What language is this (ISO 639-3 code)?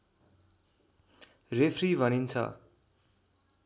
nep